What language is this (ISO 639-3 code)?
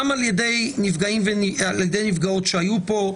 heb